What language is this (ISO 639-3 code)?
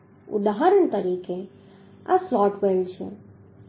guj